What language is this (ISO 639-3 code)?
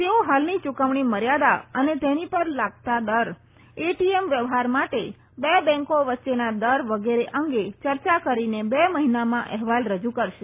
guj